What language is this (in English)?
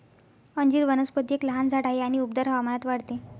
Marathi